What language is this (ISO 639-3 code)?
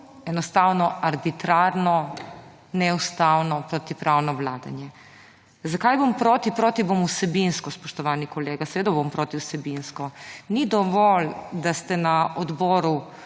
slv